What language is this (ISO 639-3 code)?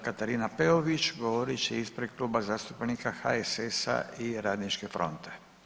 hrv